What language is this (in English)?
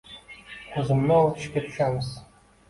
Uzbek